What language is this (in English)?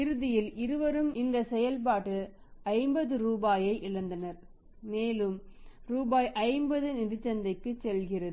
Tamil